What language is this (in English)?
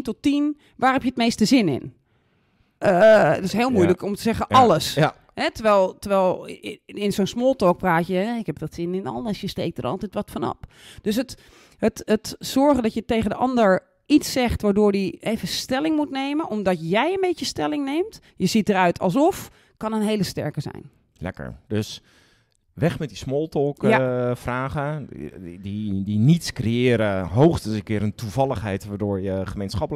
Dutch